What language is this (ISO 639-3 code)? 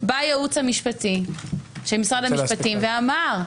heb